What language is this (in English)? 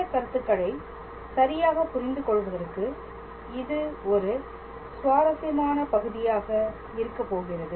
Tamil